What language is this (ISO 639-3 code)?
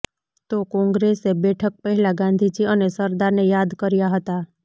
guj